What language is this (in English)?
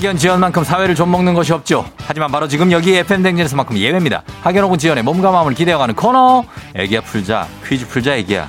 Korean